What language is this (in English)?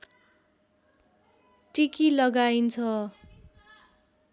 Nepali